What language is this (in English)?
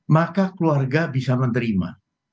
Indonesian